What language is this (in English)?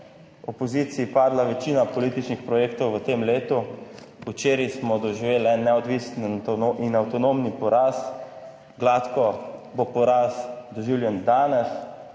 Slovenian